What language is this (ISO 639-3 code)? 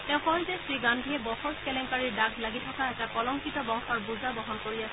asm